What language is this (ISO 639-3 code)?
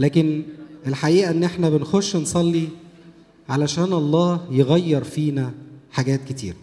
ara